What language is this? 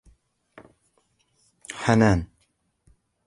Arabic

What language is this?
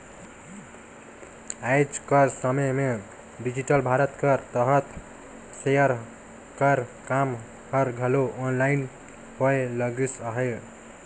Chhattisgarhi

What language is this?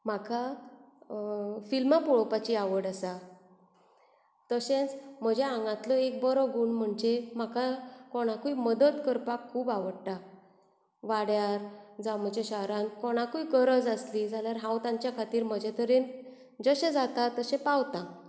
Konkani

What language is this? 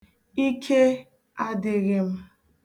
Igbo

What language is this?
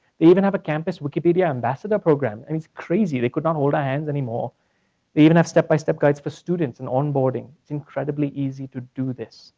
English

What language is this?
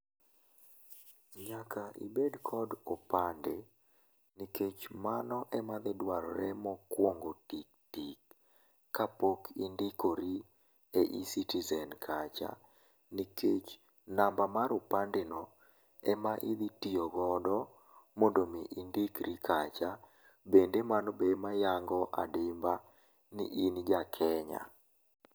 Luo (Kenya and Tanzania)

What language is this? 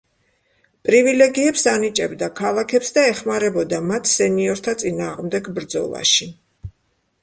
Georgian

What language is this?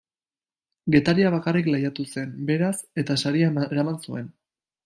Basque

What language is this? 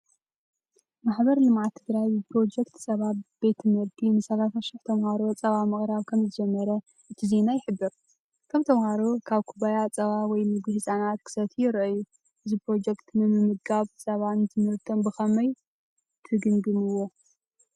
Tigrinya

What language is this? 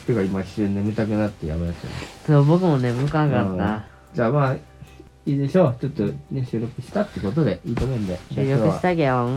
Japanese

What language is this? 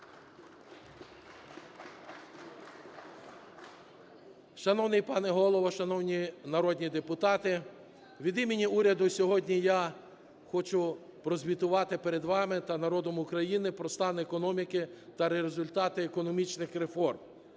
Ukrainian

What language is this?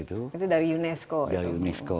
Indonesian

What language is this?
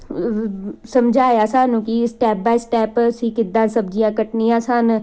Punjabi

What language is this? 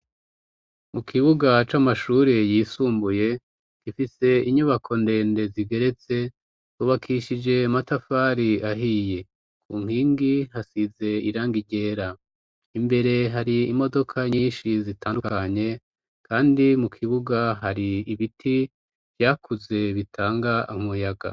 Rundi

